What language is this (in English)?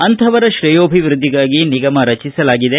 Kannada